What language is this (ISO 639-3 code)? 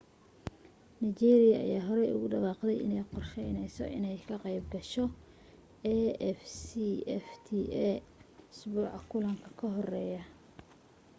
som